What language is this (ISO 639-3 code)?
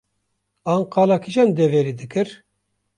kur